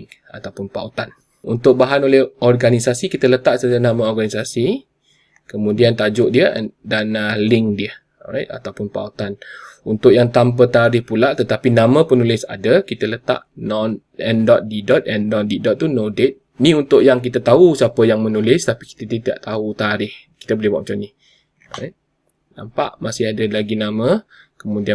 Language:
Malay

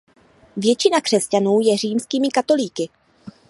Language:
Czech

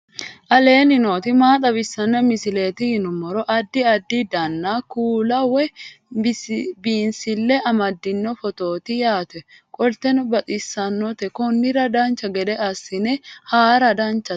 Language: Sidamo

